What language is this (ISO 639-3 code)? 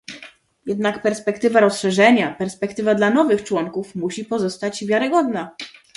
pol